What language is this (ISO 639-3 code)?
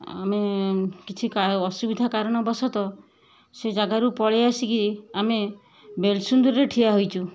ori